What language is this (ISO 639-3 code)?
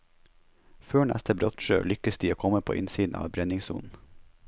nor